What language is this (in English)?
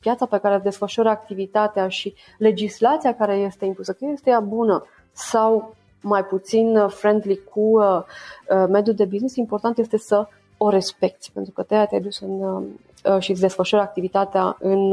Romanian